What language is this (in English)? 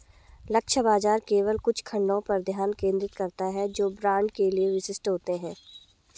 Hindi